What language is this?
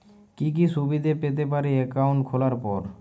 Bangla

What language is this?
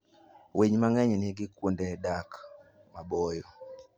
Luo (Kenya and Tanzania)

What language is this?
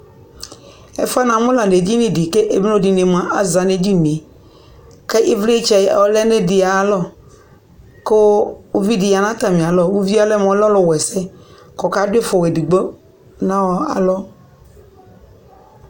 Ikposo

